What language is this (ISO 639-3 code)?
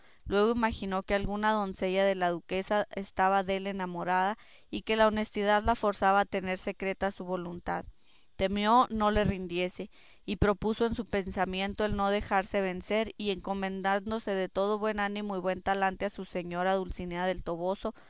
spa